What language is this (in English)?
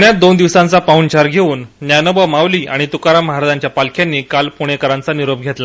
Marathi